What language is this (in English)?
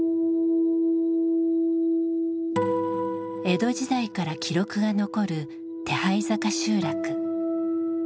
Japanese